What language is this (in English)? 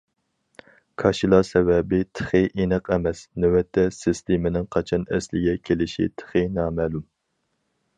Uyghur